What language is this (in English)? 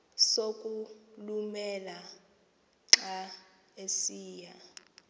Xhosa